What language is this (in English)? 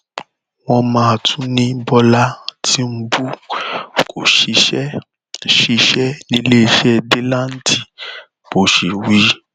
Yoruba